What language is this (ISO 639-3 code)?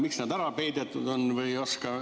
est